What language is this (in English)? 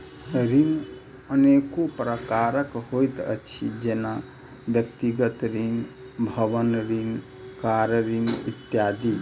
Maithili